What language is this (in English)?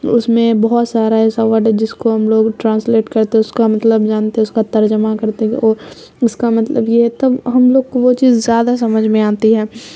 Urdu